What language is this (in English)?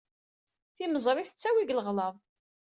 Kabyle